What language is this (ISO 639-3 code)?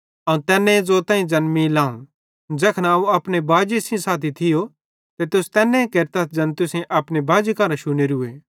bhd